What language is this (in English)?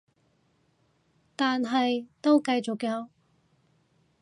Cantonese